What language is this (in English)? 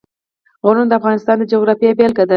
Pashto